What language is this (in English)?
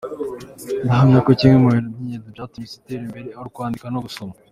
Kinyarwanda